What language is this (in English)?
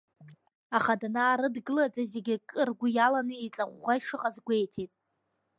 Abkhazian